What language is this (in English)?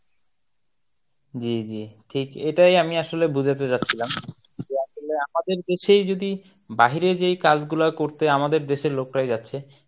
Bangla